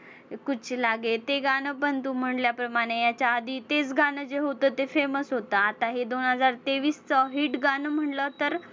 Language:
Marathi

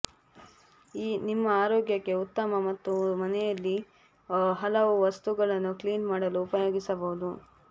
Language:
Kannada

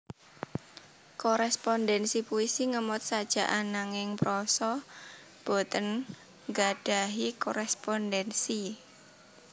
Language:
Javanese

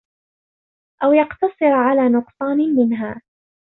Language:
Arabic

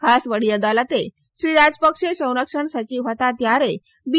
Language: Gujarati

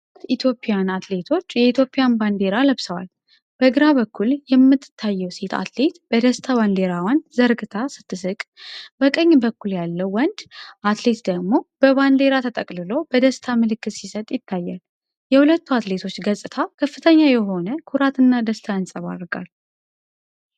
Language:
Amharic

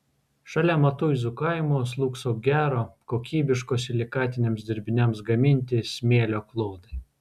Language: Lithuanian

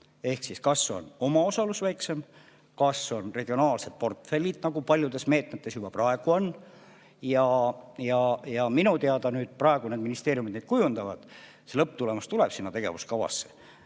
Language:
Estonian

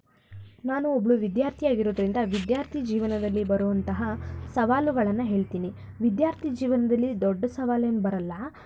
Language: Kannada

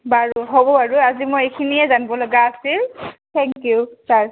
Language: Assamese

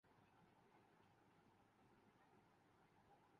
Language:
Urdu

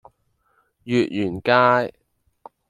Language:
Cantonese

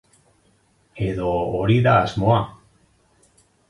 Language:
Basque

